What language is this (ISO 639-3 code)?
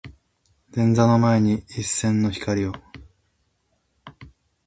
jpn